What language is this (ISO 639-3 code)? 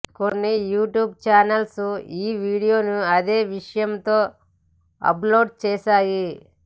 tel